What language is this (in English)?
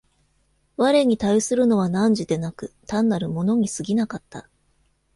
Japanese